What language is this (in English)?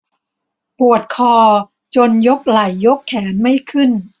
Thai